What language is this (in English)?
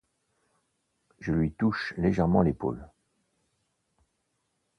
French